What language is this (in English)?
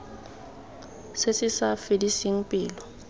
Tswana